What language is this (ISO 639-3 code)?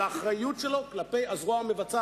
heb